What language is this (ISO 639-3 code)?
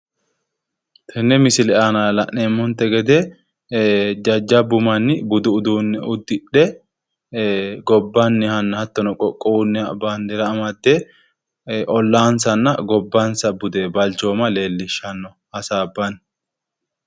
sid